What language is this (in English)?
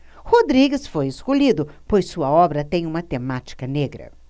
Portuguese